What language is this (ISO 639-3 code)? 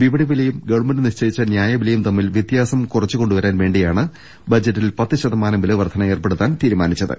mal